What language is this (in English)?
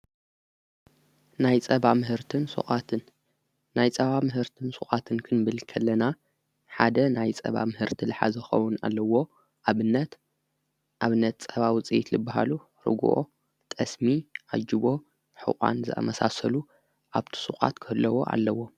Tigrinya